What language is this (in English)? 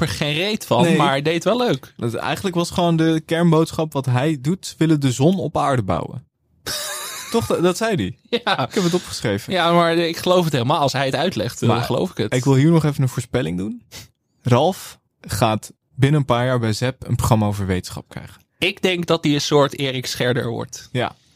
Dutch